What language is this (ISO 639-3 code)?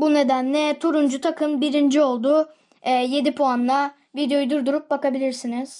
tur